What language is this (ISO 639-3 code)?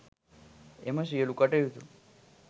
sin